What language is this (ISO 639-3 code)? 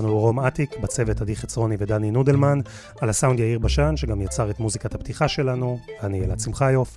heb